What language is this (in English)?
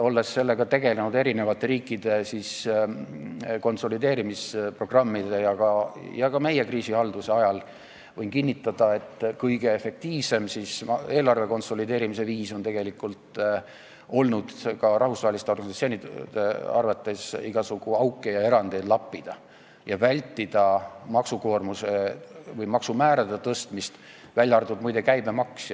Estonian